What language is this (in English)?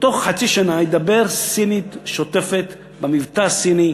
Hebrew